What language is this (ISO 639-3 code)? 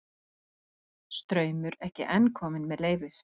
isl